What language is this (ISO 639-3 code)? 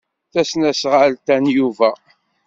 kab